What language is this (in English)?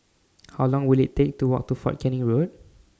English